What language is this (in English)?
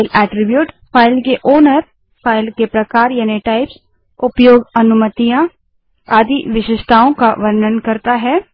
Hindi